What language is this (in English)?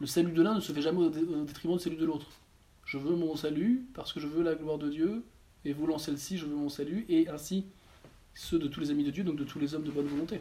French